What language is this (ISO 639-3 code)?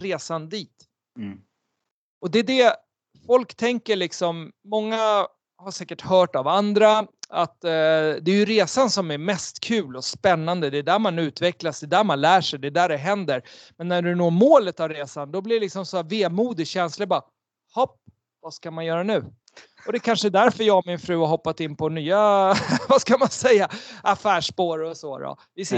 swe